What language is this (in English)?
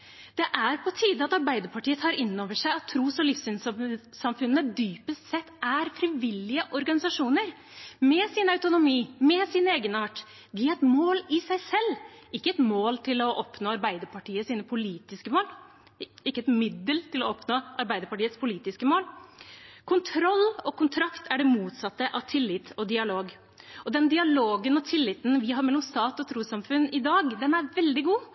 Norwegian Bokmål